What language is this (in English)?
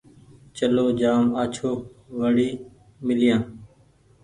Goaria